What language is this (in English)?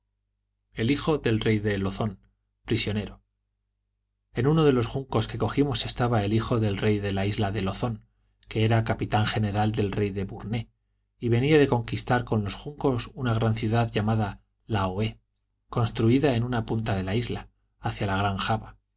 Spanish